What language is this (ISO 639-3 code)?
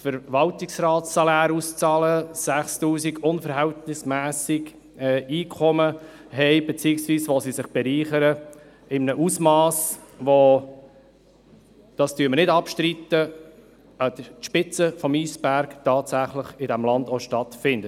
gsw